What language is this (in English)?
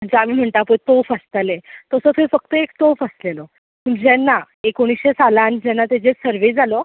Konkani